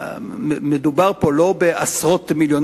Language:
Hebrew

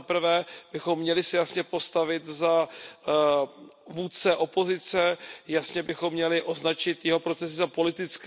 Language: Czech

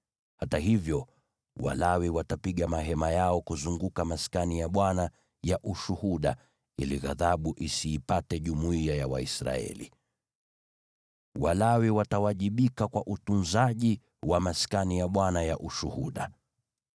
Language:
Swahili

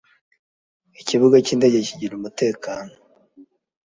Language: Kinyarwanda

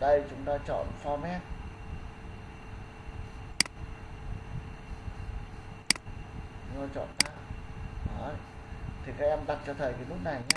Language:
Vietnamese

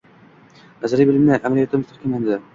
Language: Uzbek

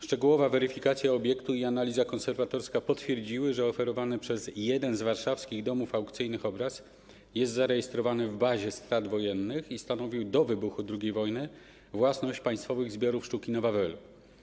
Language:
Polish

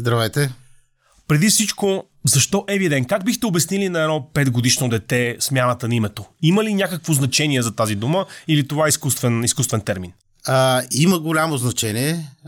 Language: Bulgarian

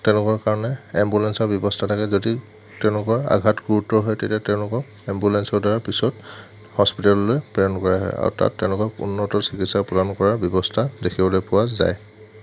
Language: Assamese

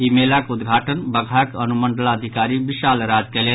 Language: Maithili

